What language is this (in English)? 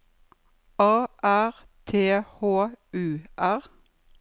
Norwegian